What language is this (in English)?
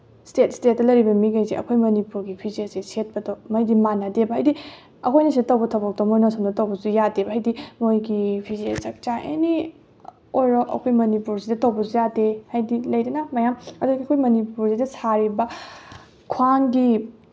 Manipuri